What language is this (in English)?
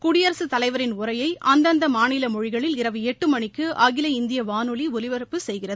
Tamil